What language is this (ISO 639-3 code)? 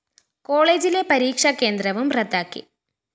mal